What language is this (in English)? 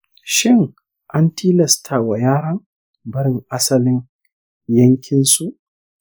Hausa